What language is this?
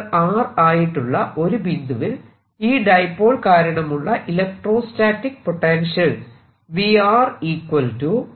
Malayalam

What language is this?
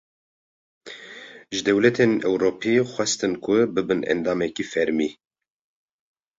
Kurdish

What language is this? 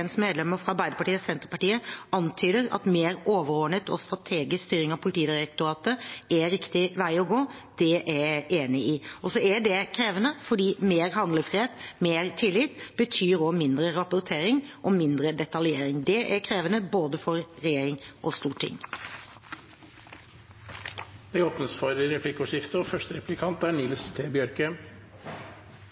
Norwegian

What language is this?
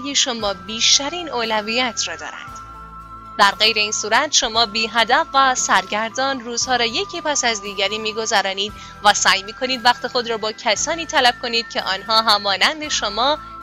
Persian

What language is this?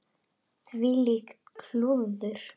Icelandic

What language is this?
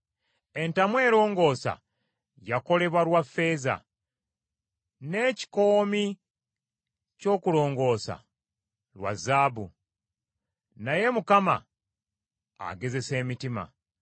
Ganda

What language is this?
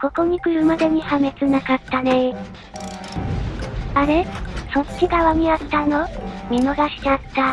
Japanese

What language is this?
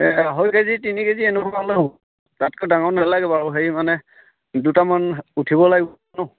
Assamese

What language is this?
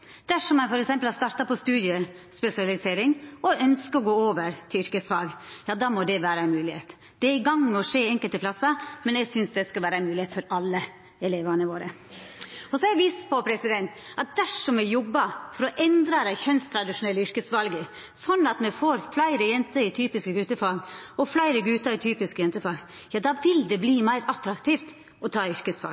Norwegian Nynorsk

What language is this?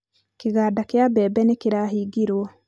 Kikuyu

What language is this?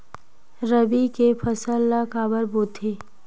Chhattisgarhi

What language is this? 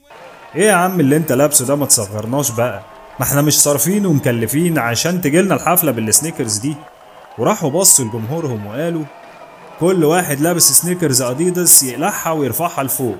Arabic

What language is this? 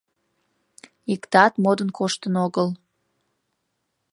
Mari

